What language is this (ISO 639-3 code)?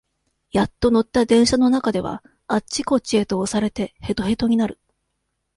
jpn